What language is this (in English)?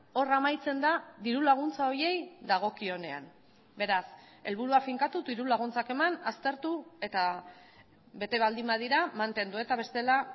Basque